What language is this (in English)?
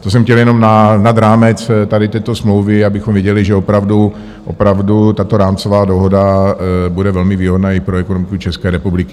Czech